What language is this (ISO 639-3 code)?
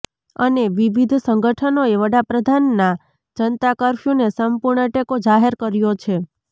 guj